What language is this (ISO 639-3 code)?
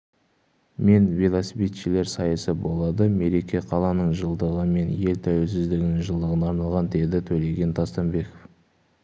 kaz